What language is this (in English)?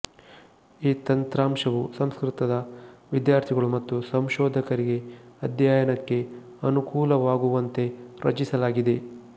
Kannada